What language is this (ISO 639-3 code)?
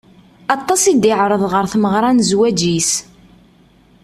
kab